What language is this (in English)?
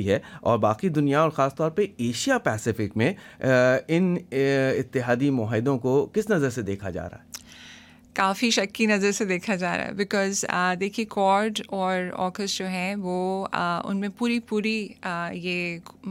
Urdu